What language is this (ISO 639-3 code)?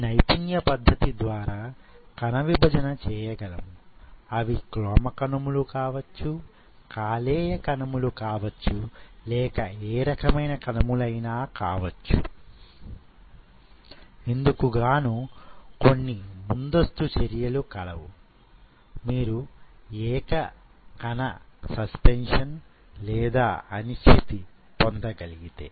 tel